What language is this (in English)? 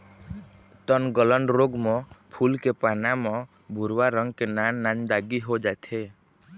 Chhattisgarhi